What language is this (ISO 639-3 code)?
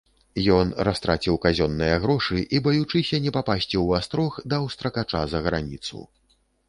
bel